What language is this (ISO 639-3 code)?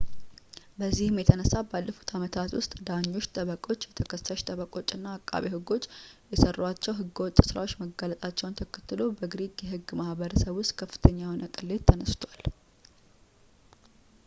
amh